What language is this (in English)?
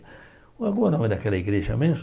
Portuguese